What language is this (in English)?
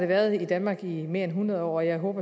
Danish